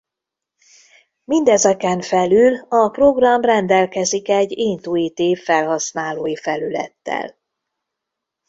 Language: Hungarian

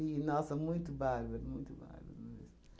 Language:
Portuguese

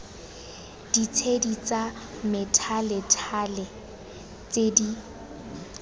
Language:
Tswana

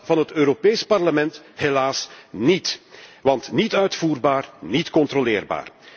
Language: Dutch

